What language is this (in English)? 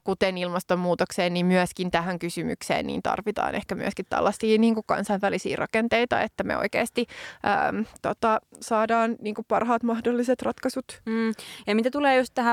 Finnish